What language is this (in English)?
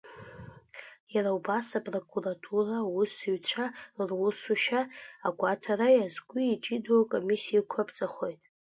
Abkhazian